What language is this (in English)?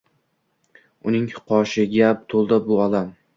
Uzbek